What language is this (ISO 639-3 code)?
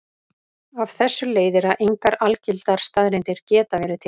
isl